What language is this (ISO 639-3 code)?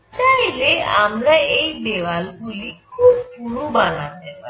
ben